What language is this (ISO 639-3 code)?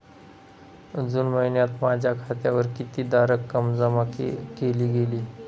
mar